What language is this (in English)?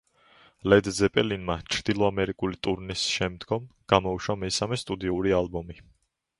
Georgian